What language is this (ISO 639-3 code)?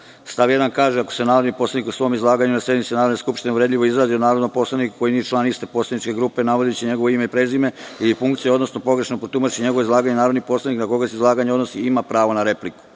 srp